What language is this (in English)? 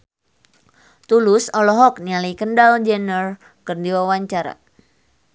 Sundanese